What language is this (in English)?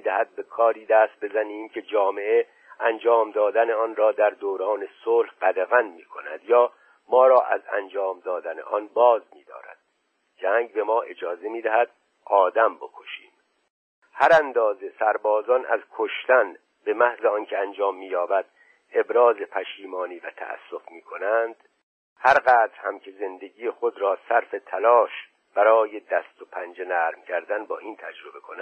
Persian